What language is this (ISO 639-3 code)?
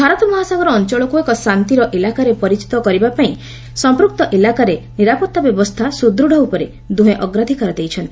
ori